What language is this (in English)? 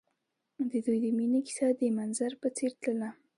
Pashto